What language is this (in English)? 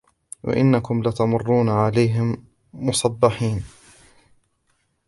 Arabic